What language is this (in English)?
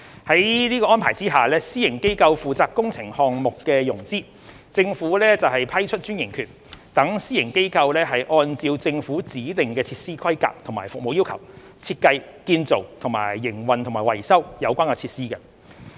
Cantonese